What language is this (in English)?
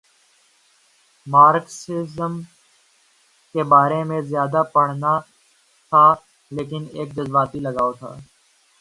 Urdu